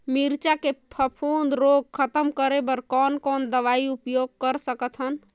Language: Chhattisgarhi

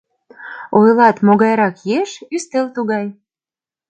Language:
Mari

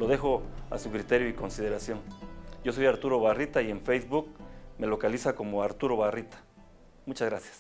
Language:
Spanish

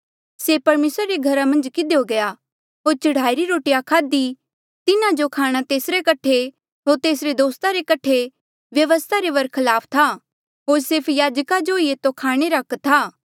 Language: Mandeali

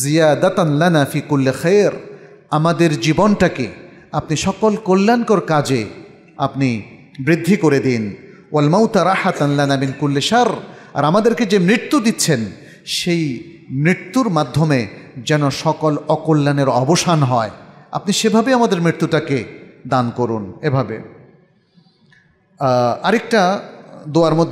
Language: Arabic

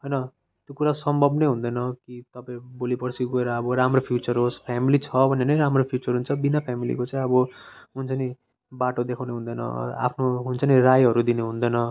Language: Nepali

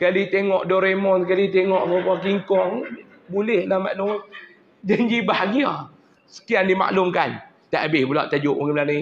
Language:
Malay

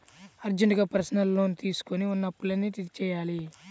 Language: Telugu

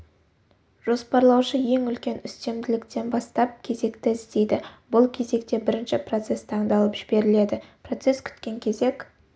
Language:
Kazakh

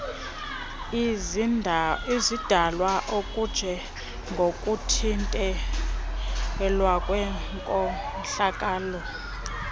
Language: Xhosa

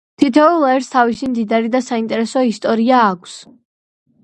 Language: Georgian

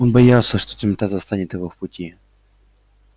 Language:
Russian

